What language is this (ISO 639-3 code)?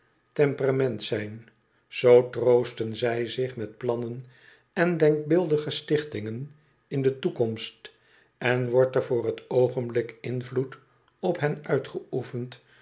nld